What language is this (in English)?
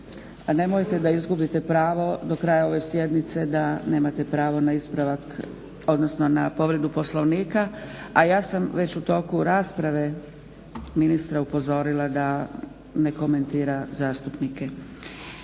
Croatian